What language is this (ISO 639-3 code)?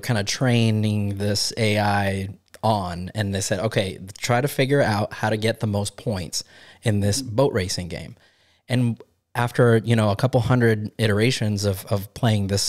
eng